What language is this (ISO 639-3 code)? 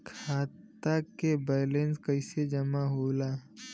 bho